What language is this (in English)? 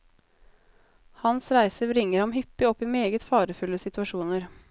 Norwegian